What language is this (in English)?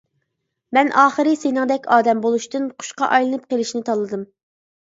Uyghur